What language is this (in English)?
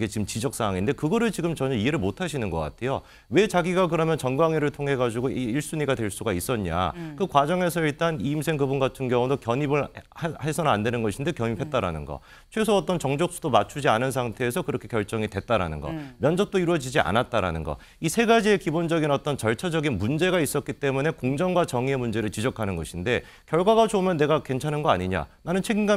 Korean